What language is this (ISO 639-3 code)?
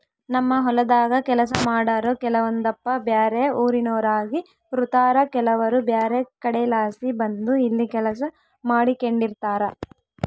kan